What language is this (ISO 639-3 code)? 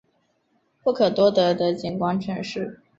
zho